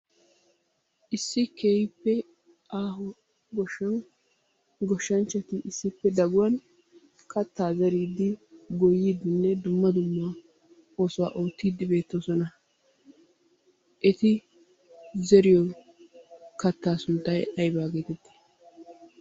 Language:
Wolaytta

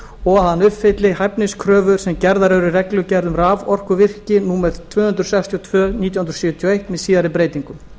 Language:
Icelandic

